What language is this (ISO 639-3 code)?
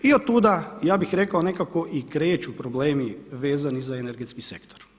hrv